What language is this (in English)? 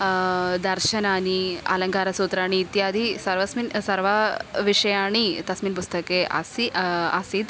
Sanskrit